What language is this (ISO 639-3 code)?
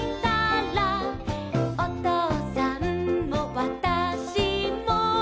jpn